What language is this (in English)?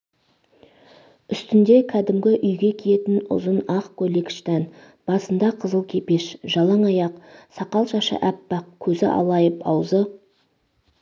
Kazakh